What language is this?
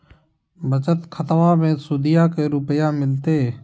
Magahi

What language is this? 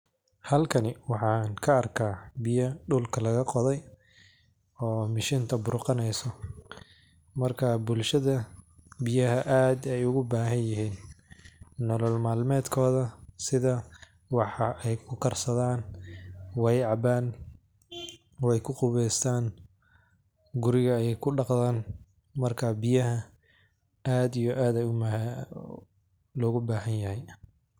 Somali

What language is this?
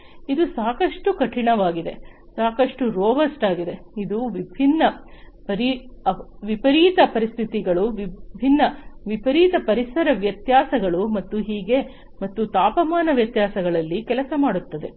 Kannada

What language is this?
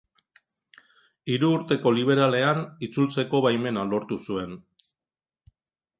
Basque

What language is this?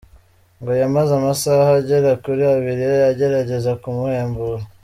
Kinyarwanda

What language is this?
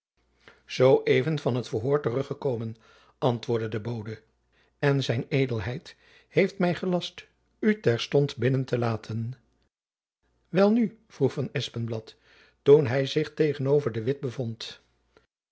Dutch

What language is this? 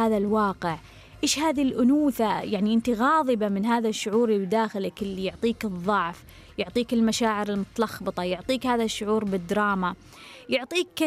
Arabic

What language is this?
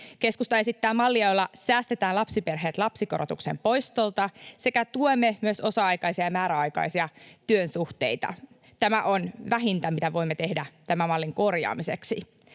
Finnish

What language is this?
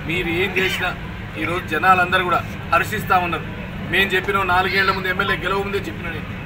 Telugu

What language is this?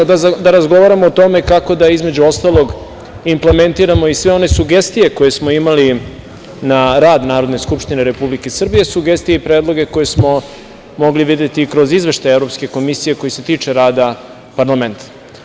Serbian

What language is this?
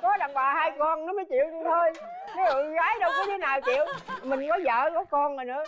Vietnamese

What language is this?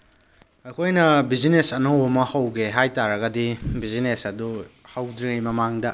Manipuri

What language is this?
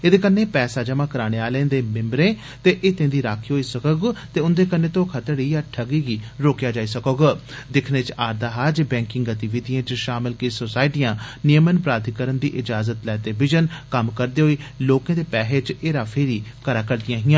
Dogri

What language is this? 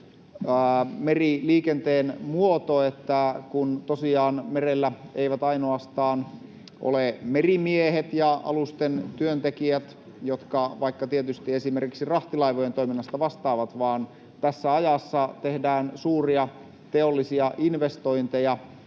Finnish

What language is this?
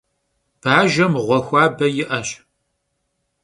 Kabardian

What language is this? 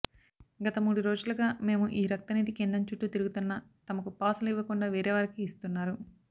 Telugu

